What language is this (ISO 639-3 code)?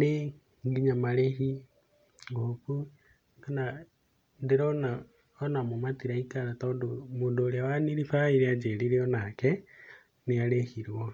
kik